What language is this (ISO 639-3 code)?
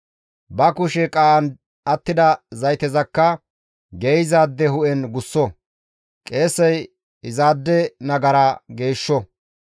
gmv